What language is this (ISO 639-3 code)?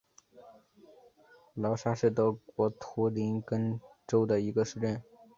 zho